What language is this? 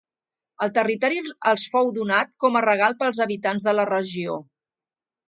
Catalan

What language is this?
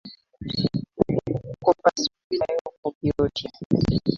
Ganda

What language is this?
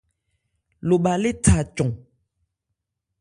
Ebrié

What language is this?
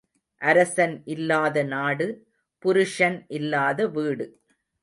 Tamil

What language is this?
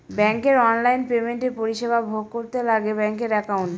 Bangla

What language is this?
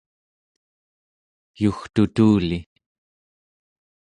Central Yupik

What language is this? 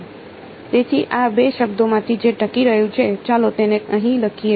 Gujarati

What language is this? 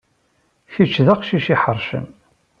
Kabyle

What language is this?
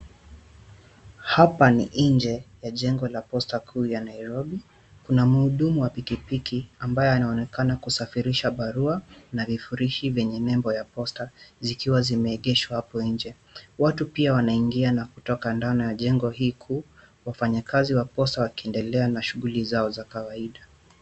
Swahili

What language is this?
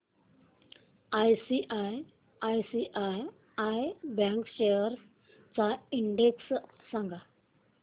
Marathi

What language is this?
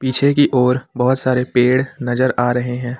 Hindi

